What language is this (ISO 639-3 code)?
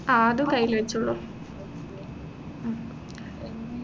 mal